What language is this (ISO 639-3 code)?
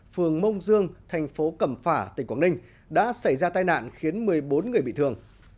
vie